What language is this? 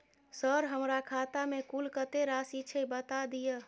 Maithili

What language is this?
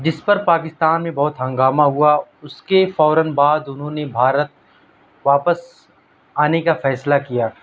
Urdu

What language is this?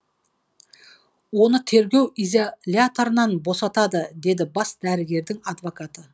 Kazakh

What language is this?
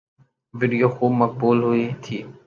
Urdu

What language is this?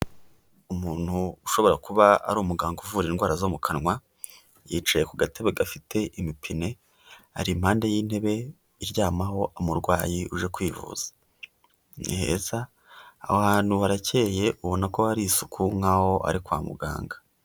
Kinyarwanda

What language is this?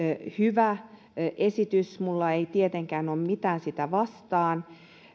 Finnish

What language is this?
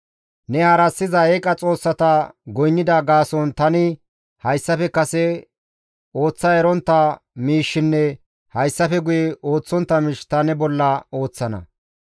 Gamo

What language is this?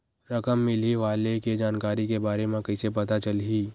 Chhattisgarhi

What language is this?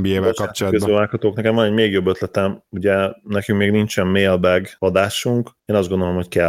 Hungarian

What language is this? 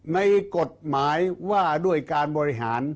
Thai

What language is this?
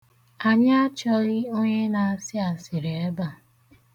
Igbo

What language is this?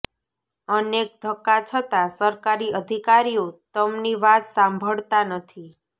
Gujarati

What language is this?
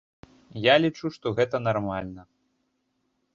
Belarusian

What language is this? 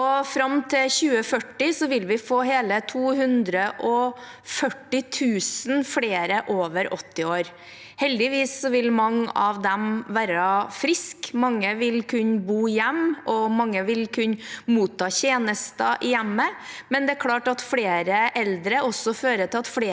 Norwegian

